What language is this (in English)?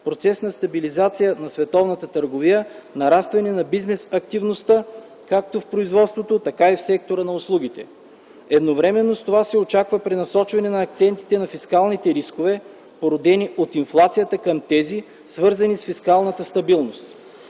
Bulgarian